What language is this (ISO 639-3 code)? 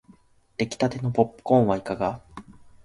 jpn